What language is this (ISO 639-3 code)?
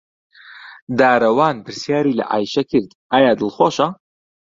ckb